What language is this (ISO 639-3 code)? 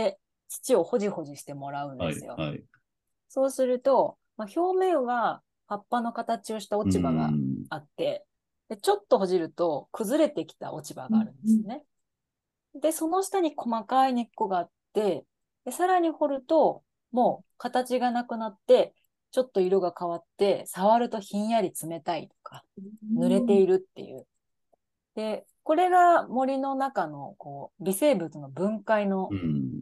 jpn